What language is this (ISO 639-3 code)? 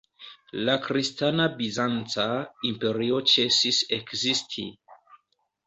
epo